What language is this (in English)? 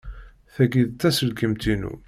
Kabyle